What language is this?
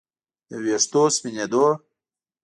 Pashto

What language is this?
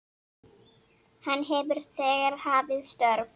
Icelandic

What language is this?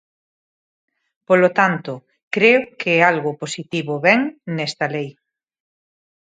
Galician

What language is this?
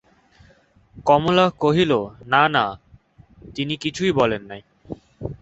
Bangla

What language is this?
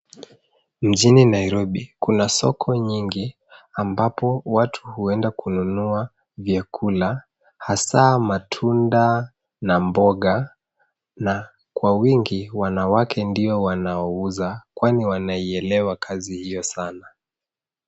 Swahili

